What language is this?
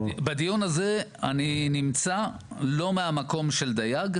Hebrew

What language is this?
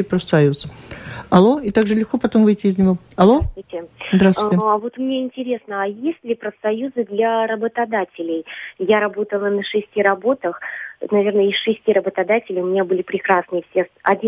Russian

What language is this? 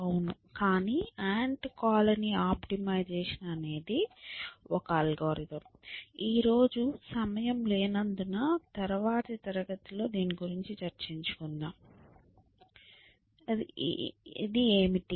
Telugu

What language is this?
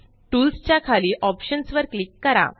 Marathi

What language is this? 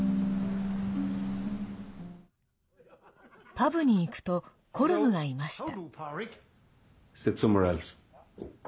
Japanese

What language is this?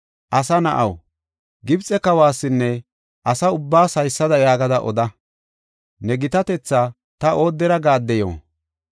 Gofa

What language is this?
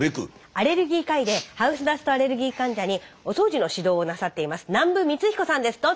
Japanese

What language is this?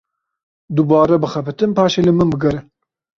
Kurdish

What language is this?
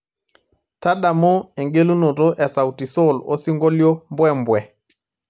Masai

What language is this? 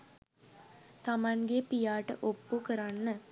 Sinhala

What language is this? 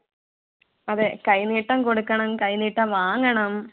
Malayalam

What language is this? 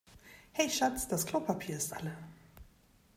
German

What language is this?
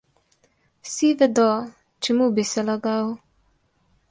Slovenian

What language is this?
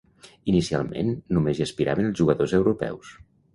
Catalan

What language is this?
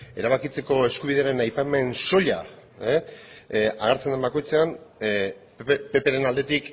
Basque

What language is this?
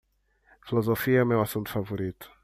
Portuguese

